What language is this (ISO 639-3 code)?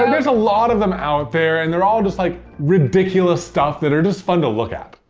eng